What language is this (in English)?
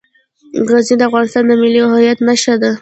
Pashto